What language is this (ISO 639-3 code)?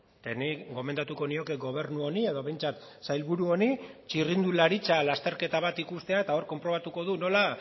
eus